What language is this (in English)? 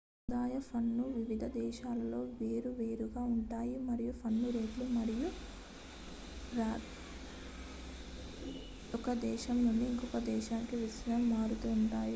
Telugu